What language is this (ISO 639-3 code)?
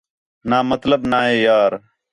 xhe